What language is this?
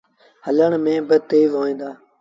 Sindhi Bhil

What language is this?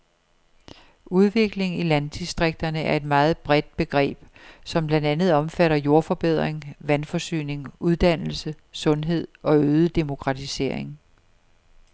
Danish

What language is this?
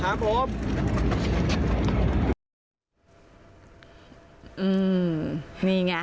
Thai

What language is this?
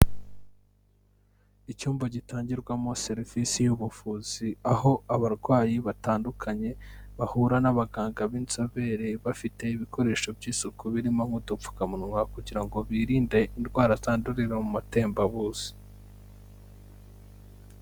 Kinyarwanda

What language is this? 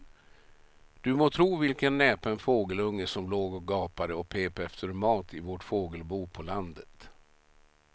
Swedish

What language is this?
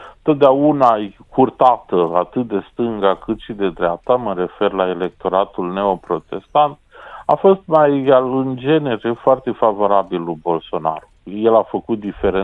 Romanian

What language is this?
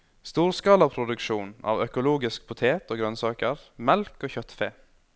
Norwegian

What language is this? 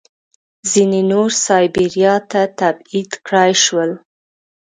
Pashto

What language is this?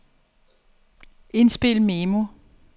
Danish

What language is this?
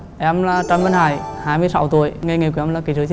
Vietnamese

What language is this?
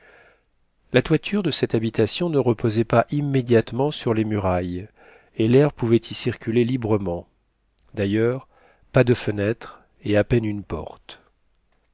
French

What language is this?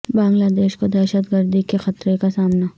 Urdu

